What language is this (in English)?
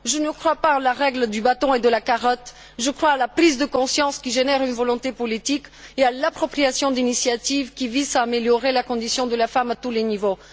French